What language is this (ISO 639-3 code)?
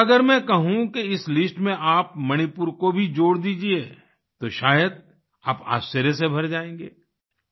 hin